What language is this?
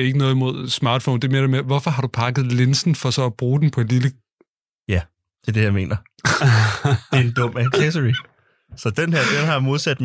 Danish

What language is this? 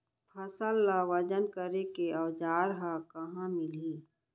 Chhattisgarhi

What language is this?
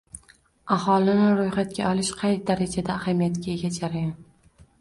Uzbek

